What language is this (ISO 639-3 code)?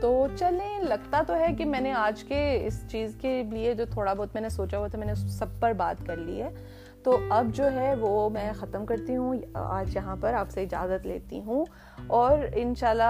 urd